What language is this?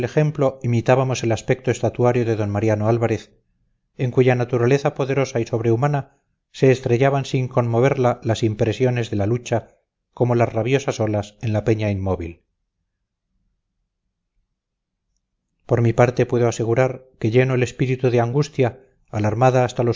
Spanish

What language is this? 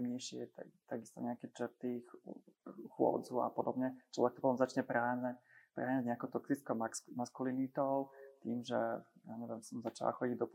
Slovak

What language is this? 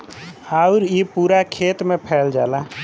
Bhojpuri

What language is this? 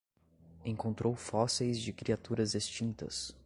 Portuguese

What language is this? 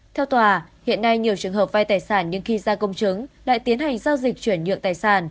Vietnamese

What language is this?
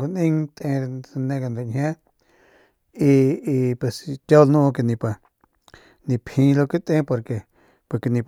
Northern Pame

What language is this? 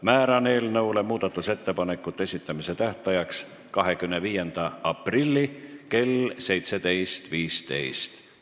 Estonian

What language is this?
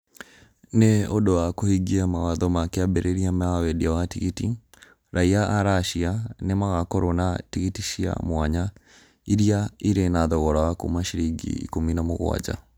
Kikuyu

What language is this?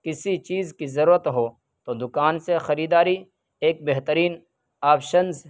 Urdu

